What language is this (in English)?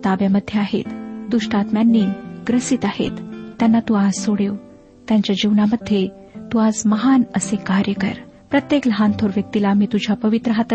Marathi